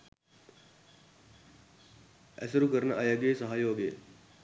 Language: Sinhala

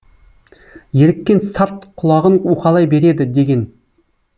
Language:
Kazakh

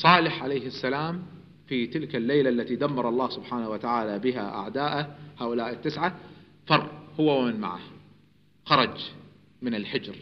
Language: Arabic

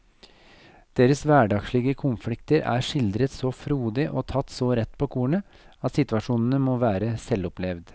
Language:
Norwegian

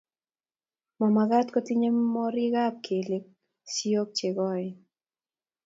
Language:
Kalenjin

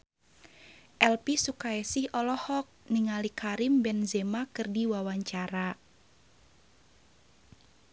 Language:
Sundanese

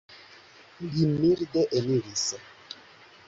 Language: Esperanto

